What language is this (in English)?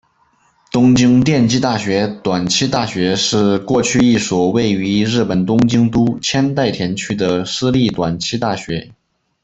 Chinese